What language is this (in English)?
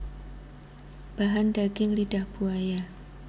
Javanese